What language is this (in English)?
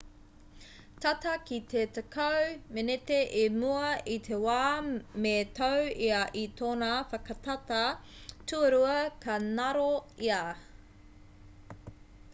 Māori